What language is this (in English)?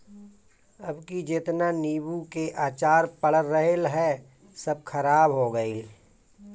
Bhojpuri